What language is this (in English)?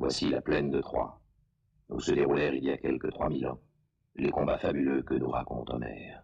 French